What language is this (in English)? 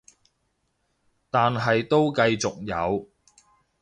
Cantonese